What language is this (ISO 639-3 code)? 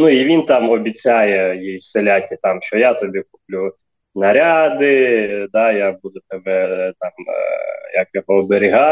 ukr